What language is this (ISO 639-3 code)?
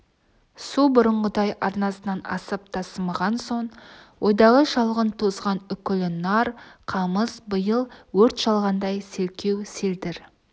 kaz